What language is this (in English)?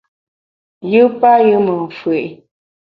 Bamun